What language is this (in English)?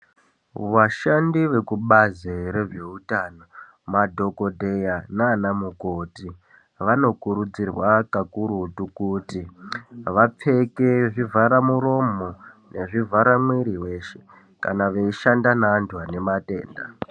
Ndau